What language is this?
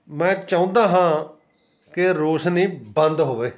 Punjabi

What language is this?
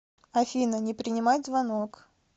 Russian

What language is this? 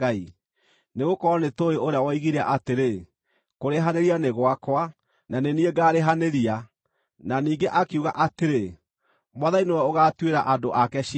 Kikuyu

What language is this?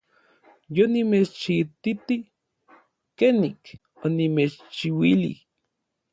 Orizaba Nahuatl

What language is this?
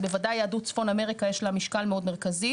Hebrew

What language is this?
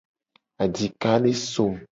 Gen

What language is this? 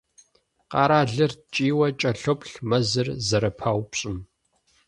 Kabardian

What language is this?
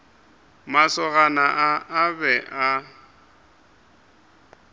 Northern Sotho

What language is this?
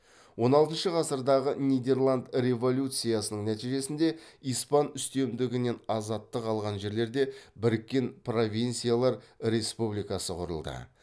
Kazakh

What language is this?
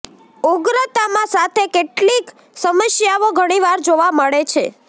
Gujarati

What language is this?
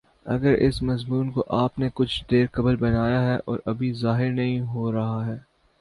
Urdu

